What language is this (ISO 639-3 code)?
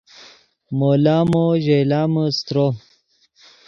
ydg